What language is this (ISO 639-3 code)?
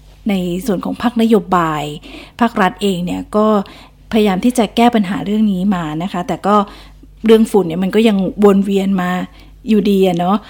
tha